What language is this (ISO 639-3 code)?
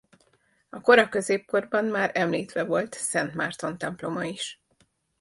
hun